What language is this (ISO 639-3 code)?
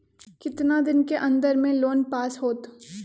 mag